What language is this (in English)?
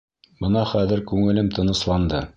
Bashkir